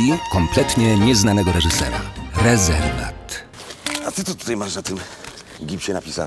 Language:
Polish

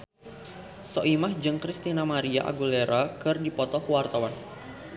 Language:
Sundanese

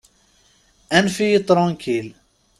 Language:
Kabyle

